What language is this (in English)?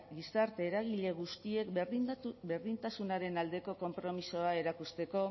Basque